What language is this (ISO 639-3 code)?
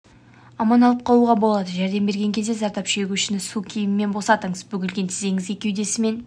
kaz